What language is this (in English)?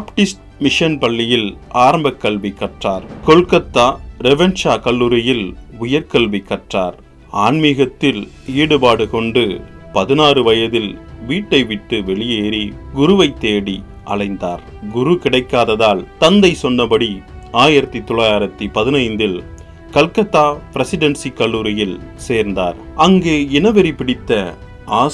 Tamil